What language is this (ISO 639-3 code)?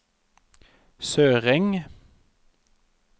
nor